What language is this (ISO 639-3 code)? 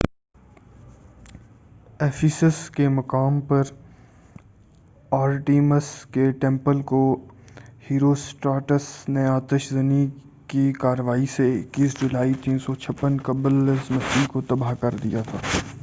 urd